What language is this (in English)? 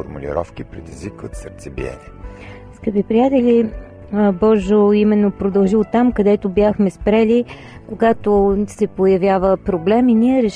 Bulgarian